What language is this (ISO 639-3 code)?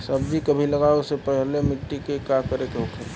bho